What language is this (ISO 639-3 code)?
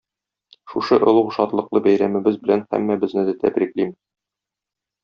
tat